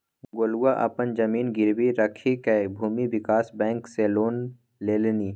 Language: Maithili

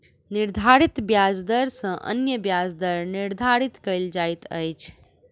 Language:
Maithili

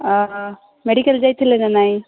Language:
Odia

